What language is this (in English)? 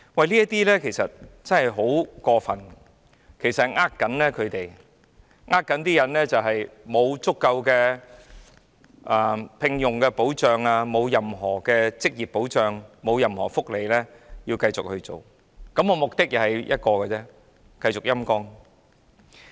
Cantonese